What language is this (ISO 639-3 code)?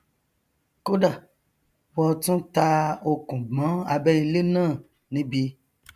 yor